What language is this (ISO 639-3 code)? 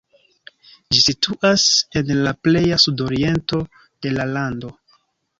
epo